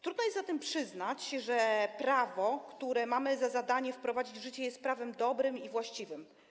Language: Polish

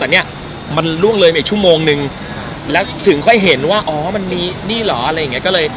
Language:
Thai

